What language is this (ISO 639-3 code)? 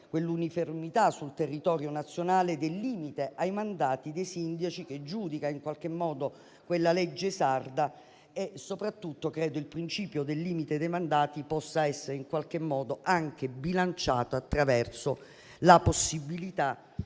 ita